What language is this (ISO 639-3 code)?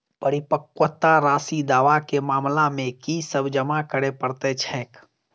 mai